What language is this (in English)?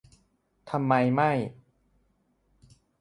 Thai